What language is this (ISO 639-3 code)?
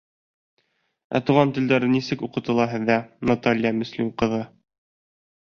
bak